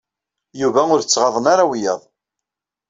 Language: Kabyle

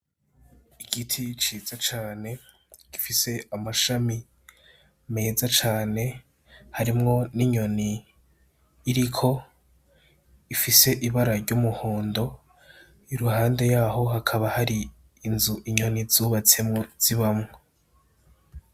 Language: Rundi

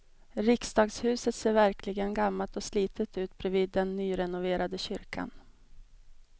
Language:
Swedish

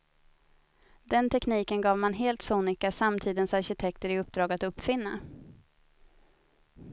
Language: Swedish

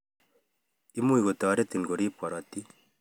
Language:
Kalenjin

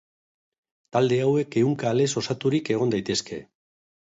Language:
Basque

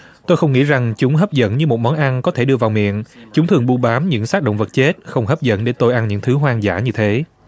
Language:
Vietnamese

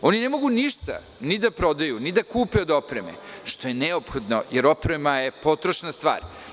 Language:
Serbian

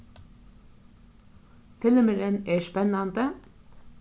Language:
Faroese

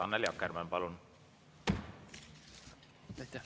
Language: Estonian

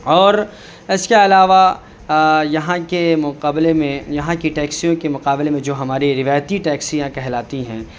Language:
Urdu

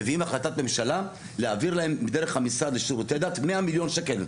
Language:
Hebrew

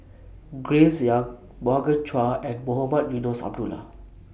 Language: English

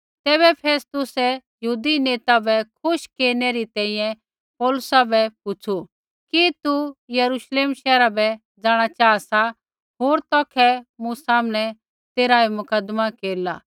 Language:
Kullu Pahari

